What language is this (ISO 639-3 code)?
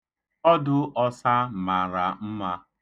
ibo